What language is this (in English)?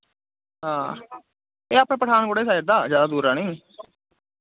Dogri